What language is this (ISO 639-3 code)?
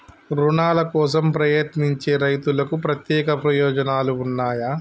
tel